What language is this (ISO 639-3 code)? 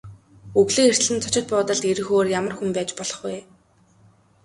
mon